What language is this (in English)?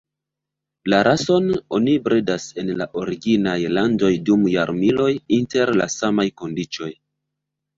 Esperanto